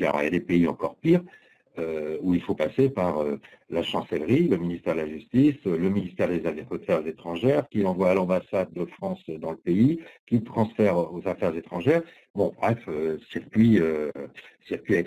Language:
French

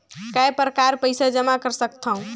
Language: Chhattisgarhi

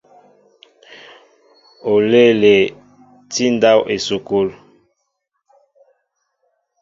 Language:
Mbo (Cameroon)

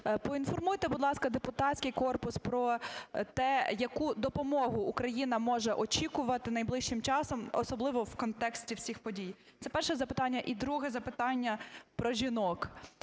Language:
Ukrainian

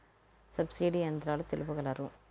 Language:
Telugu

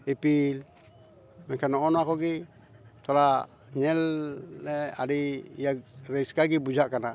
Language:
Santali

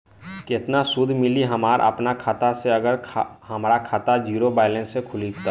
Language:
Bhojpuri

